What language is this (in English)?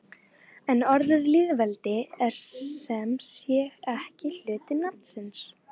Icelandic